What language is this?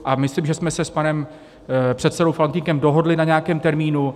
Czech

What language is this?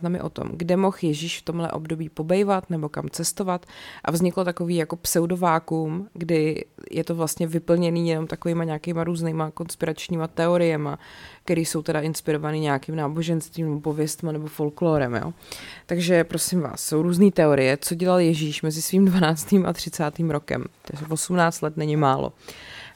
Czech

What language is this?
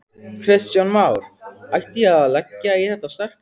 Icelandic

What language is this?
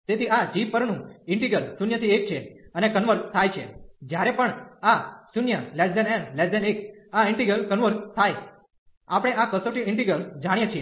Gujarati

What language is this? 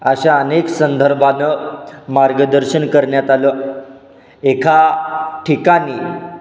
Marathi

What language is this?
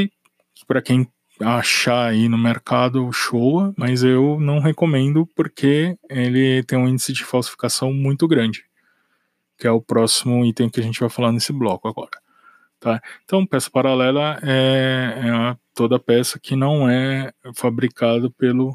Portuguese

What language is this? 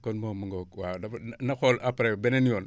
Wolof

